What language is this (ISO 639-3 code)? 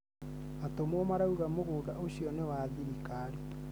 kik